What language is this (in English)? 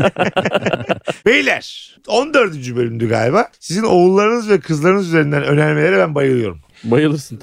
Turkish